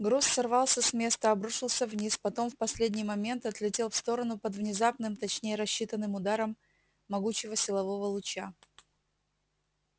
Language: Russian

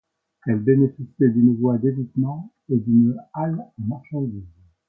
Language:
French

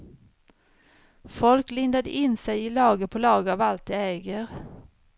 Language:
Swedish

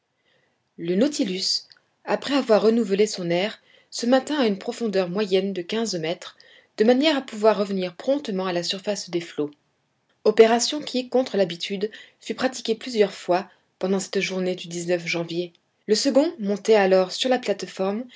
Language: French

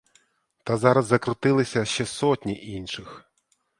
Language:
Ukrainian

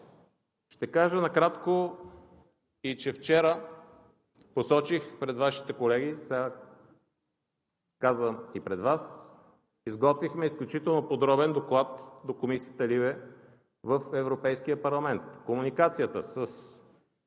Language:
Bulgarian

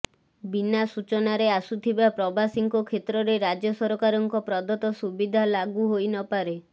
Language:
Odia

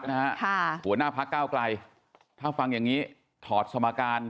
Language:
Thai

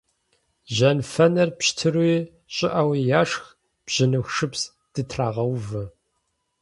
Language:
Kabardian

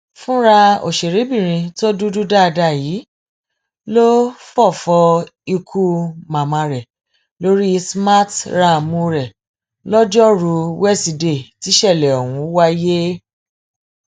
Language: Yoruba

